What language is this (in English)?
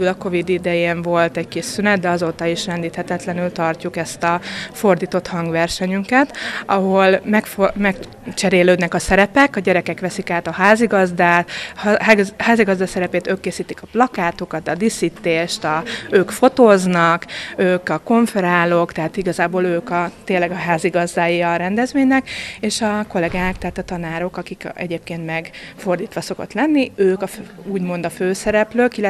Hungarian